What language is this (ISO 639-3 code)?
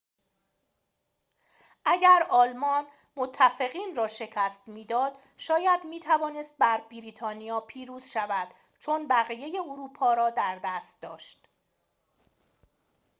fas